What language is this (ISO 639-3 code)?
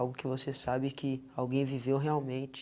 por